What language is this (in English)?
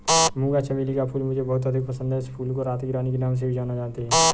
Hindi